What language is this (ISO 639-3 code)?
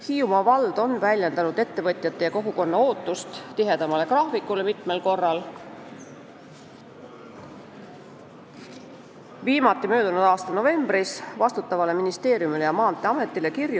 est